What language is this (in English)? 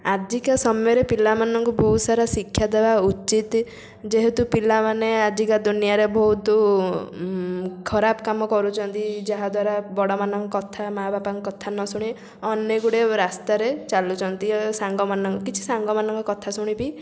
Odia